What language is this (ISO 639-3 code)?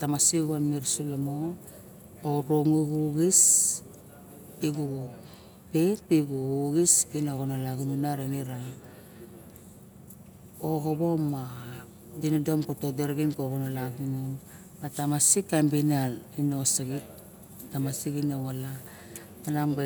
bjk